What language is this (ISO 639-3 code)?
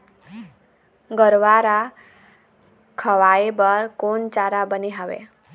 hne